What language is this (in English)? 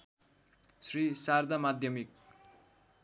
Nepali